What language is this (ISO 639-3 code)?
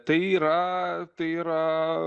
lit